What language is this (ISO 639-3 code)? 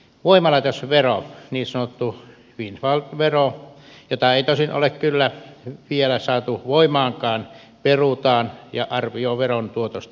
fin